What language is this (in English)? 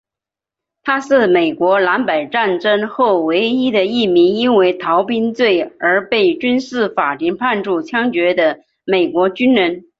Chinese